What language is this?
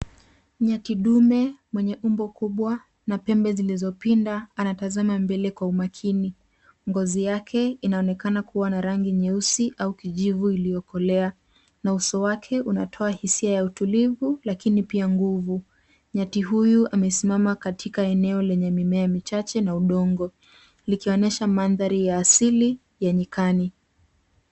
Swahili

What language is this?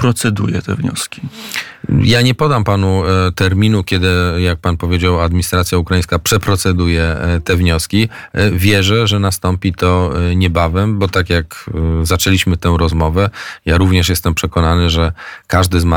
Polish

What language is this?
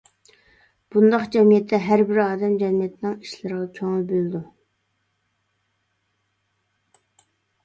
Uyghur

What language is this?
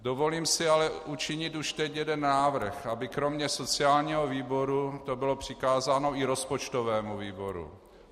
Czech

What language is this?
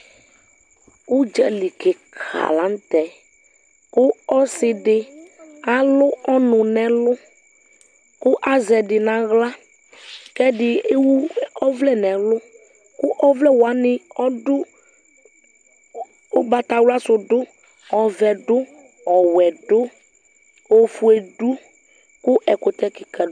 Ikposo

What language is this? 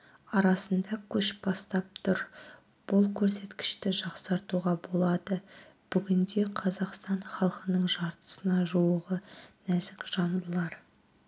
Kazakh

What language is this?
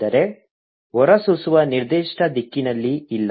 Kannada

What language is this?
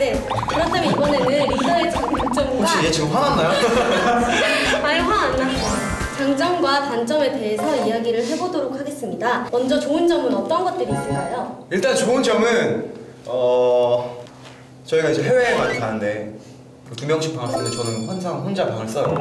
Korean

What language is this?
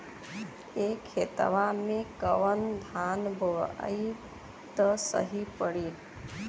Bhojpuri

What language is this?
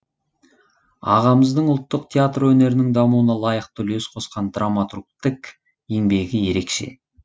Kazakh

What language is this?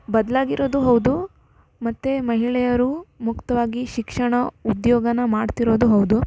Kannada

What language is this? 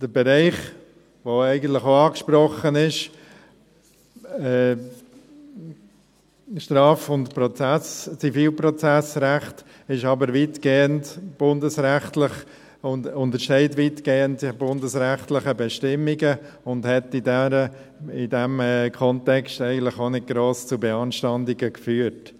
Swiss German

